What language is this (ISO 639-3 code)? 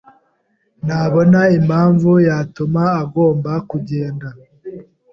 kin